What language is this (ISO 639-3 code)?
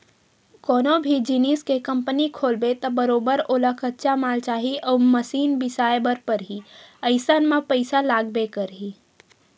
hne